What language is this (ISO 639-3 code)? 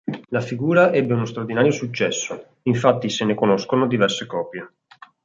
ita